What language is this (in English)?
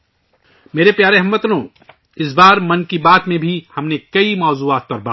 Urdu